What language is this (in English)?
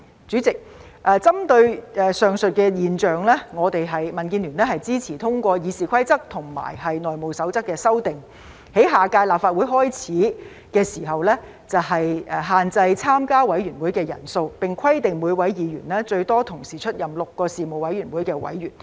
Cantonese